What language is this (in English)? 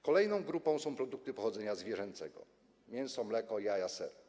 Polish